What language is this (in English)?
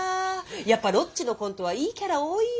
Japanese